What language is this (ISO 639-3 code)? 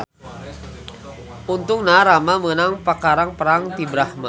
sun